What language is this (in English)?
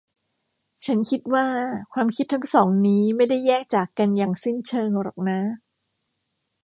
Thai